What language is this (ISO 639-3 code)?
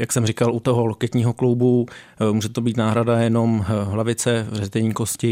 ces